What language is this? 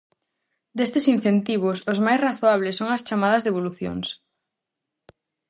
Galician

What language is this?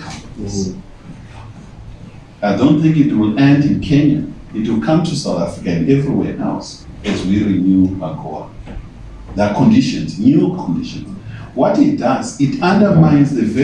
English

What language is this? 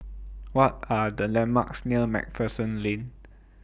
English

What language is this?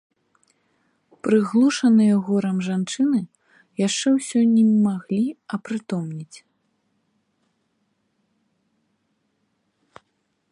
Belarusian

